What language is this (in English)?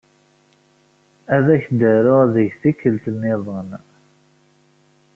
Kabyle